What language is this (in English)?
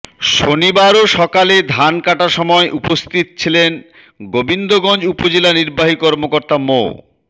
Bangla